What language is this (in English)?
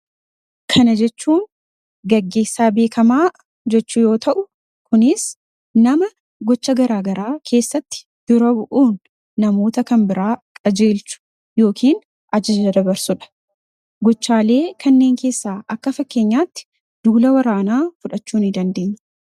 Oromo